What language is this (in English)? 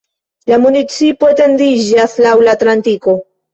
Esperanto